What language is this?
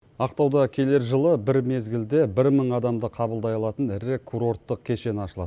Kazakh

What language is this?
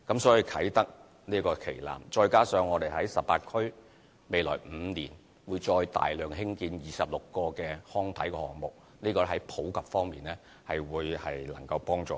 Cantonese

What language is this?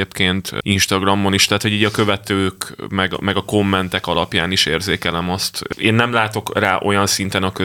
Hungarian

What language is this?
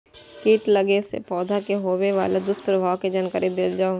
Maithili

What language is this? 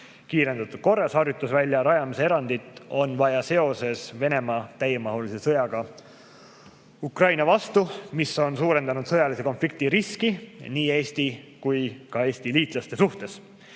Estonian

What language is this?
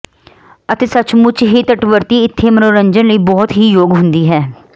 Punjabi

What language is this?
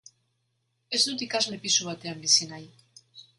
Basque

